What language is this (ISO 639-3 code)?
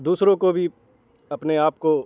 urd